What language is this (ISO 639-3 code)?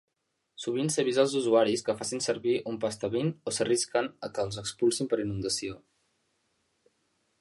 cat